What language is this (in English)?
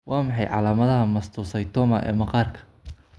Somali